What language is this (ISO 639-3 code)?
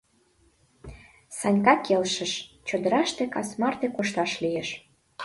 chm